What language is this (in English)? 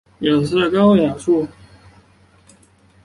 Chinese